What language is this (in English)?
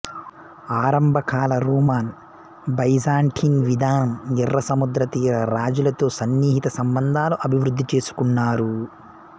Telugu